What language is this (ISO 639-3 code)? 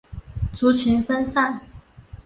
zho